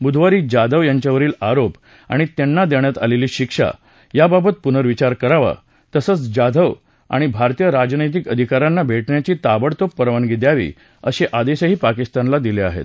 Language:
Marathi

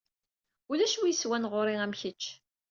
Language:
Kabyle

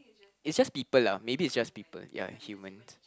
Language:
English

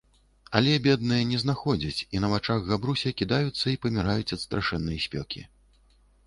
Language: Belarusian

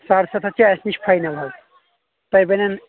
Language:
Kashmiri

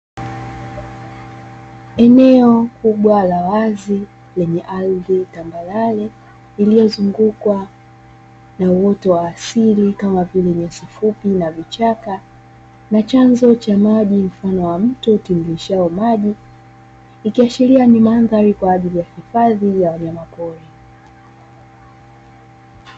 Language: Swahili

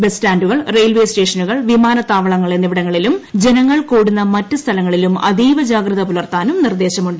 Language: Malayalam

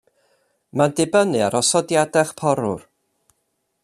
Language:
Welsh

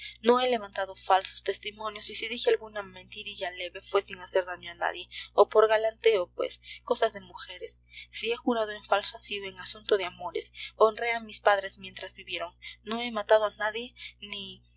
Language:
Spanish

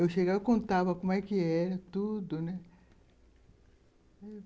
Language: Portuguese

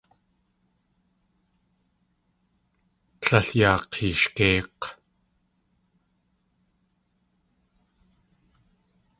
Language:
Tlingit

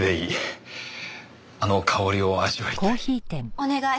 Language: Japanese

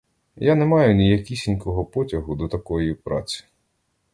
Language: Ukrainian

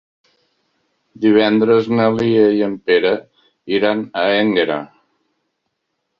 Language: Catalan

